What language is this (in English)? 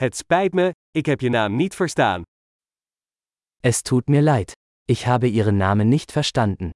Dutch